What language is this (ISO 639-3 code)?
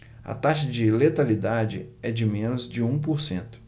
por